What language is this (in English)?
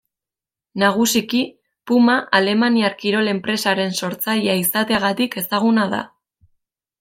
Basque